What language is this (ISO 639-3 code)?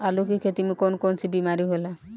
bho